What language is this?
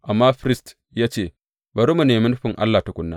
Hausa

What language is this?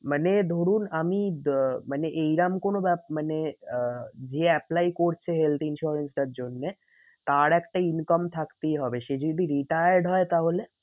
Bangla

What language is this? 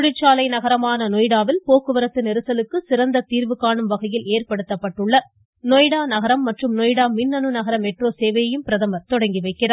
Tamil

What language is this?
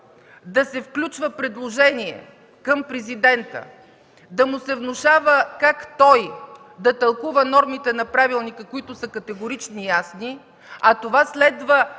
Bulgarian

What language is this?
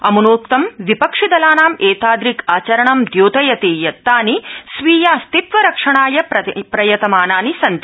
Sanskrit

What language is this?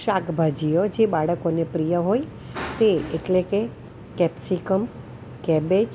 Gujarati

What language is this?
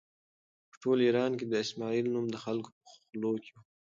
Pashto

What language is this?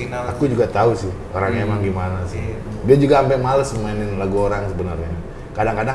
Indonesian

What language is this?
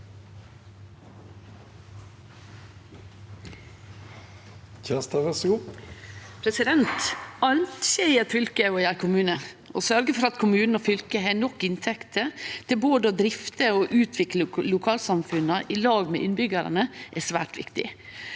Norwegian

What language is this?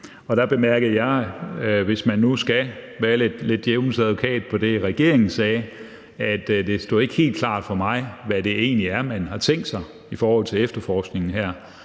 Danish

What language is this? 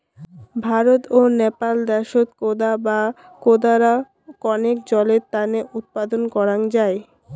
Bangla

